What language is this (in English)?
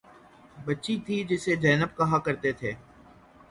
Urdu